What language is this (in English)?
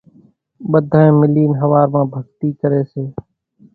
Kachi Koli